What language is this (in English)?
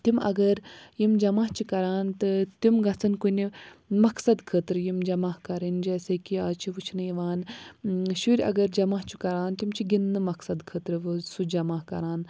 Kashmiri